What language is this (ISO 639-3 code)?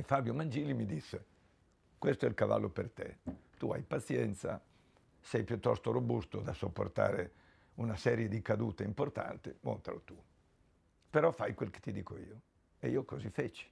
ita